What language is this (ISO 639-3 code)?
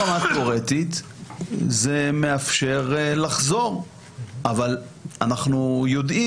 heb